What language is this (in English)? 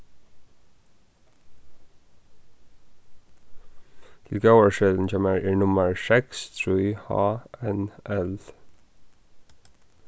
Faroese